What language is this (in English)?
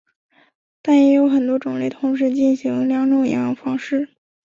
Chinese